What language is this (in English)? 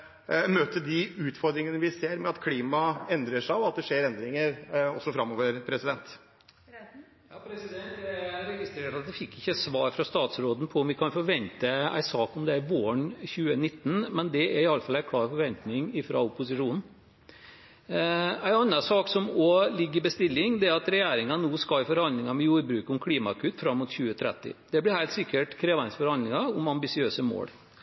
Norwegian